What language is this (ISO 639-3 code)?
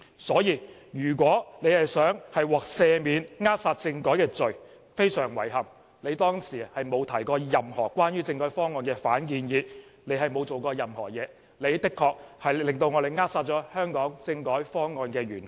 yue